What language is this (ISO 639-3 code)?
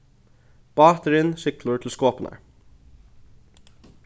fao